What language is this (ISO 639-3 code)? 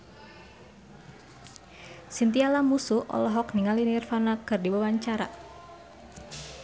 sun